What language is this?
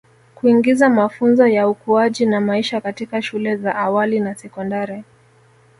Swahili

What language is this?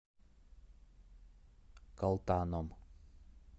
Russian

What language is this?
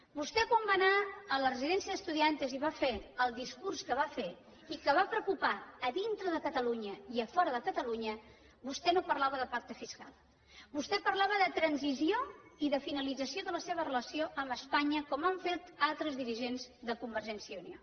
Catalan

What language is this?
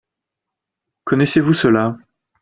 French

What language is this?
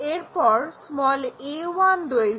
Bangla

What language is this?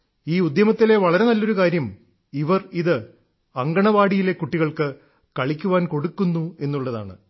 Malayalam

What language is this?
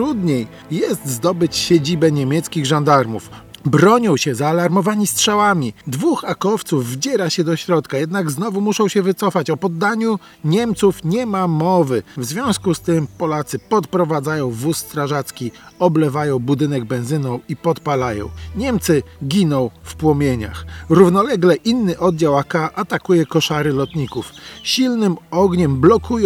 Polish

